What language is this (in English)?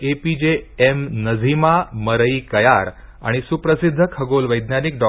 Marathi